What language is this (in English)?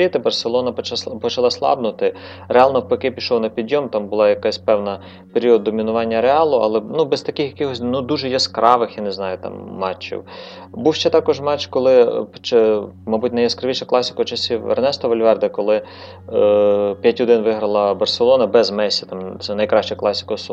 Ukrainian